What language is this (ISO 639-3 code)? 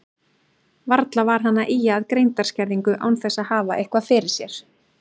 isl